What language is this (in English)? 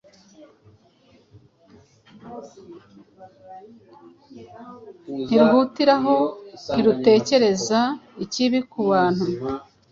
Kinyarwanda